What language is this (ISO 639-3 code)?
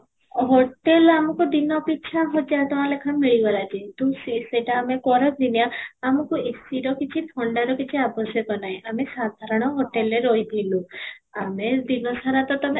ori